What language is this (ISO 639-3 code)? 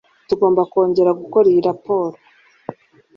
kin